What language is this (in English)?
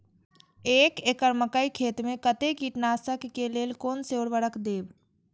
Maithili